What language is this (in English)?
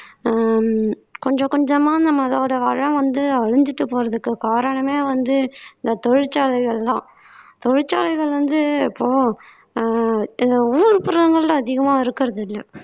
Tamil